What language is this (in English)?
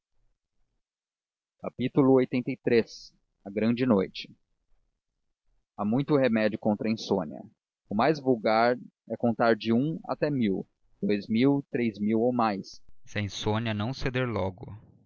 Portuguese